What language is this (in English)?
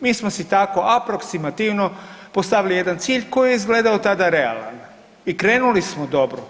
Croatian